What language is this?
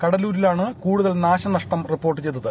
Malayalam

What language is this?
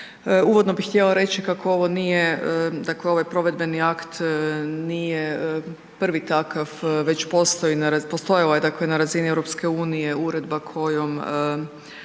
Croatian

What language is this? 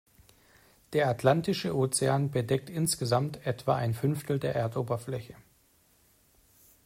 German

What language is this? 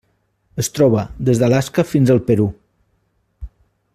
Catalan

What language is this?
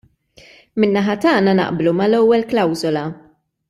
Maltese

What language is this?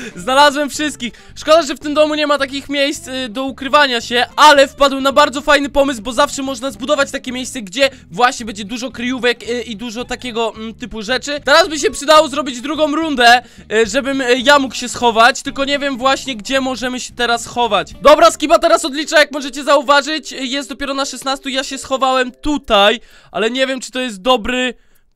Polish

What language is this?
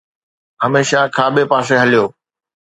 Sindhi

